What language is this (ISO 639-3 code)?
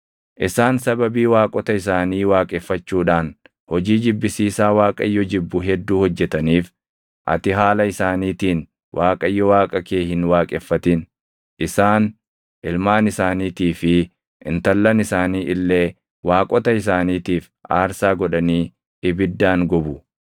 orm